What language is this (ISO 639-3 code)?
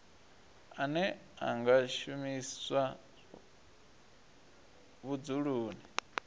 ven